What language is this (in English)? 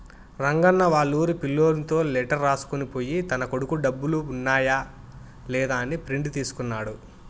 Telugu